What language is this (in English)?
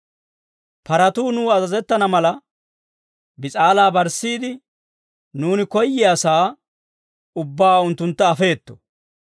Dawro